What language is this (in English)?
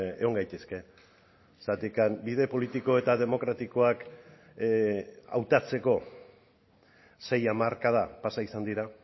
Basque